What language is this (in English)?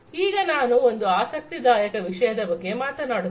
Kannada